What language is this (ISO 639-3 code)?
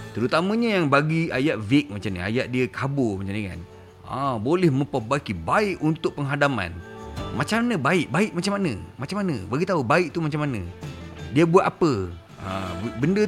msa